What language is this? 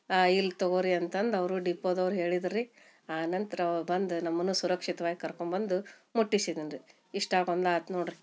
Kannada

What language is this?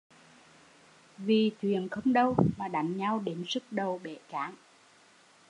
Vietnamese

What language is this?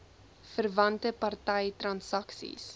Afrikaans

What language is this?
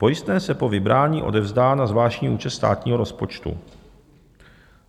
Czech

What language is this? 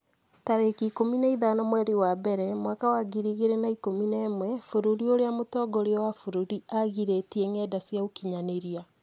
Kikuyu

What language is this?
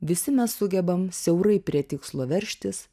Lithuanian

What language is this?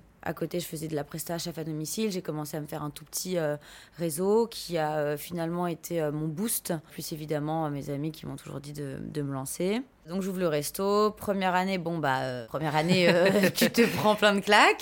French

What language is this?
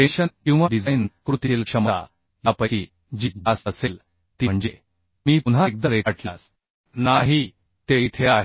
Marathi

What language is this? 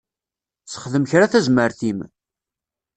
Kabyle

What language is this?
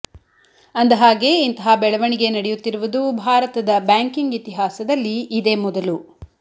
Kannada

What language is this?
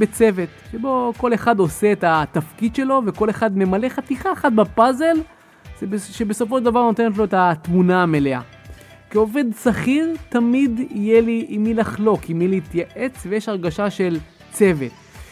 Hebrew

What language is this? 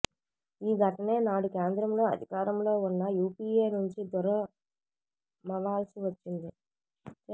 Telugu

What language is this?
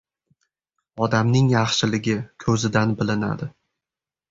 Uzbek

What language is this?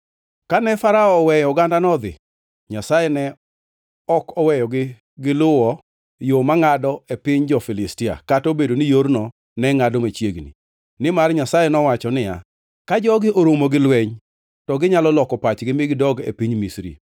Luo (Kenya and Tanzania)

